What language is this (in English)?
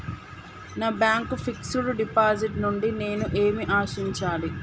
Telugu